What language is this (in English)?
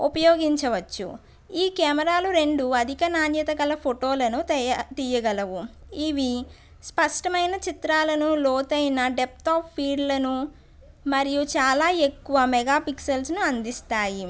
Telugu